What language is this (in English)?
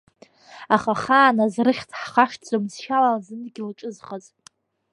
Abkhazian